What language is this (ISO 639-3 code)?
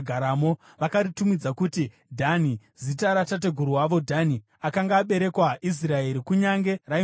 sna